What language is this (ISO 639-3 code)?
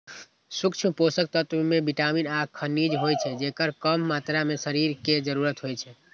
mai